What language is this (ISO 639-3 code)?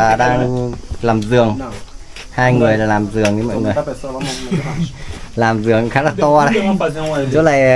vie